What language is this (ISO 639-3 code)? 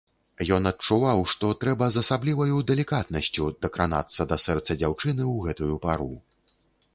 bel